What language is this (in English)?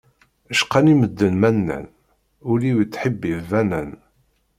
Kabyle